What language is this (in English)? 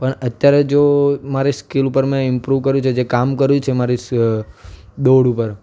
Gujarati